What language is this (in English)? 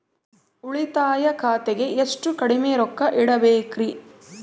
Kannada